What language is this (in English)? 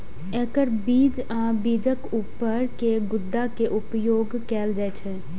Maithili